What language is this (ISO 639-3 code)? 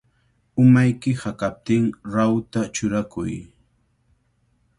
qvl